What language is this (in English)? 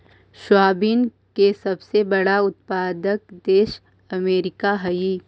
Magahi